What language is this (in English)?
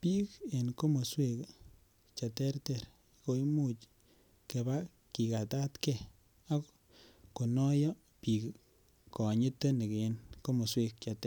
Kalenjin